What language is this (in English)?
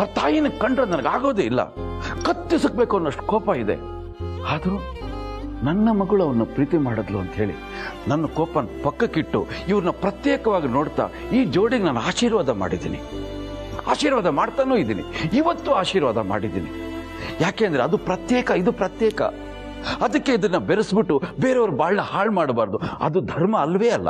Kannada